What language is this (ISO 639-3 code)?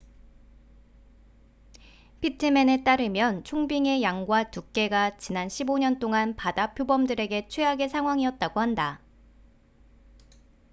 kor